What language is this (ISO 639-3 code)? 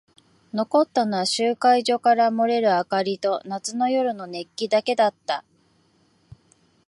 jpn